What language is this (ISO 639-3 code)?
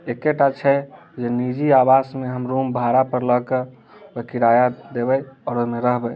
mai